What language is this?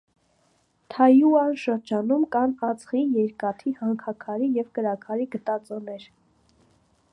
Armenian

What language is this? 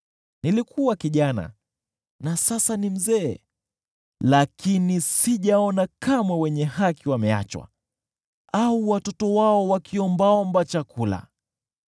Swahili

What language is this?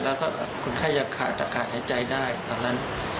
Thai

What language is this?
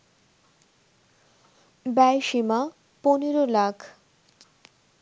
Bangla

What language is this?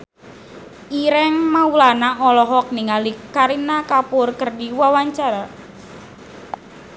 Sundanese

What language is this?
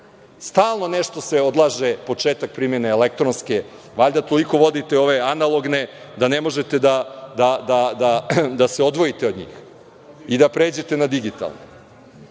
Serbian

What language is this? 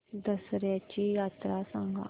Marathi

